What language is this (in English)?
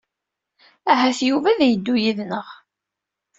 Kabyle